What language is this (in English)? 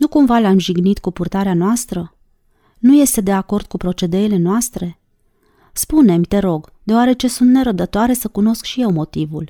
Romanian